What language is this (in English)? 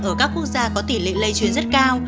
Vietnamese